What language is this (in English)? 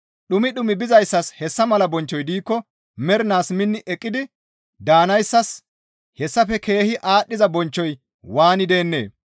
Gamo